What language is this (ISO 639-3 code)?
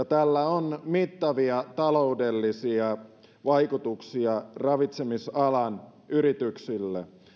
fin